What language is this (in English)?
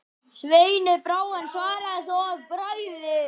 Icelandic